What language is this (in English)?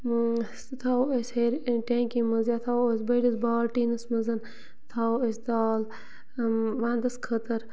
Kashmiri